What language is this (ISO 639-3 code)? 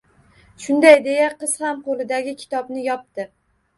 uzb